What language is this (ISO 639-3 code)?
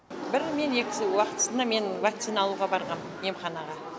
kaz